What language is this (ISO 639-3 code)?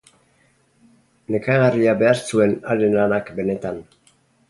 eus